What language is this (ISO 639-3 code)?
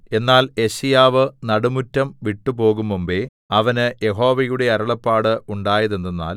mal